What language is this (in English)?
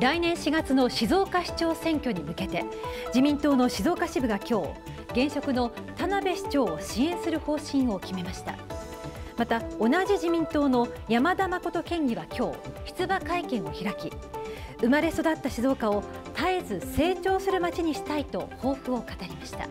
Japanese